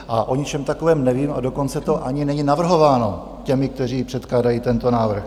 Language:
Czech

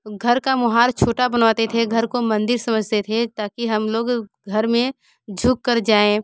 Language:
Hindi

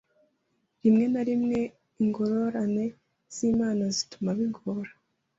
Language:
Kinyarwanda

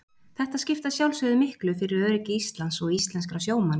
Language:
Icelandic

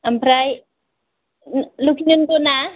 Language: Bodo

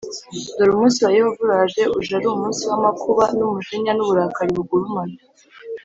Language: Kinyarwanda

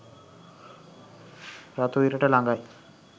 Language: Sinhala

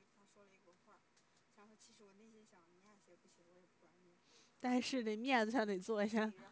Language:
Chinese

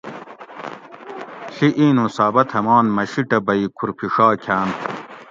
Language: Gawri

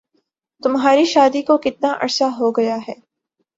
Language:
Urdu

